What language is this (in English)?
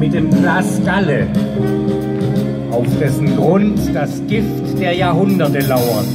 German